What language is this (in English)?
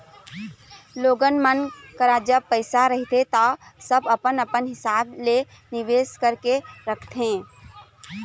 Chhattisgarhi